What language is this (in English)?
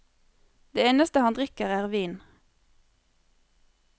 Norwegian